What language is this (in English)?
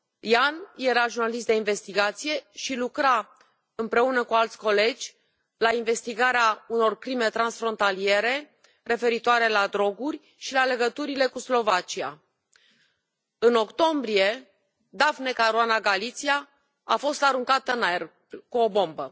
Romanian